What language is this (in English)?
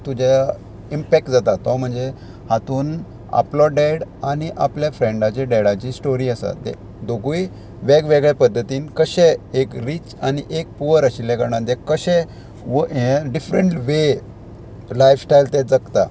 Konkani